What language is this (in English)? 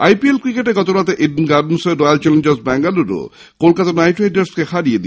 Bangla